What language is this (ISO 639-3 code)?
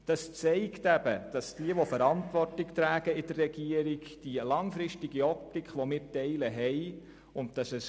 gsw